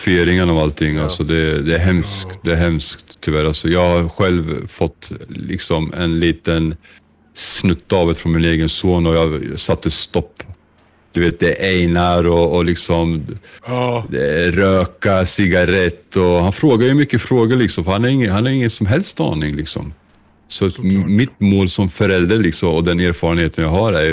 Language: Swedish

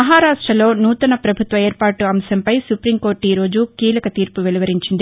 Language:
Telugu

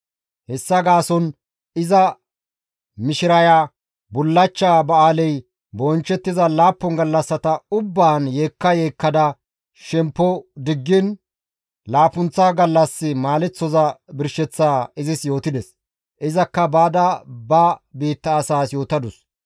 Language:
Gamo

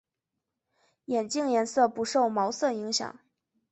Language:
Chinese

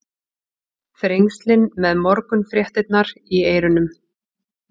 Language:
Icelandic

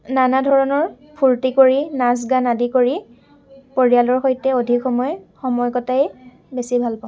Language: Assamese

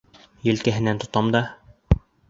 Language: Bashkir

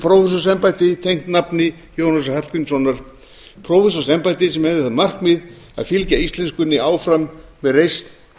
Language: Icelandic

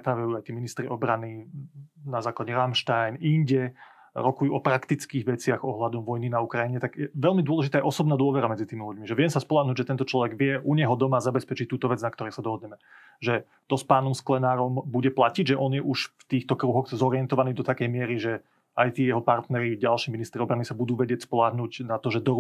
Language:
Slovak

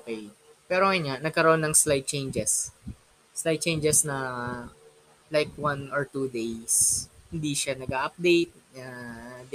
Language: Filipino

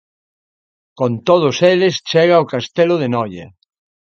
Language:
Galician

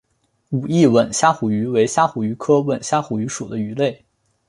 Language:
Chinese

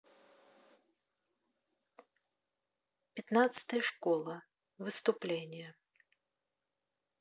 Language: Russian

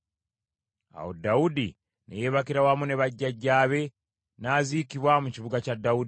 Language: Ganda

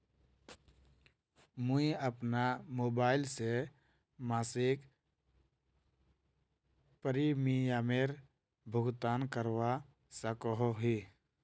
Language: Magahi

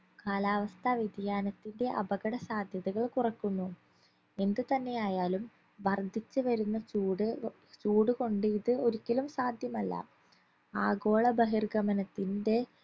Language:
Malayalam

